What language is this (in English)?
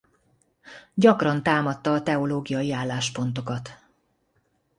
Hungarian